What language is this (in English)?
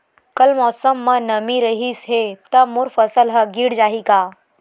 Chhattisgarhi